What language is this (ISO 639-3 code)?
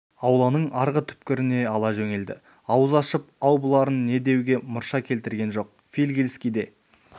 kaz